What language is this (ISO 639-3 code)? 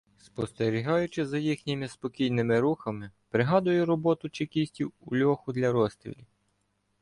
ukr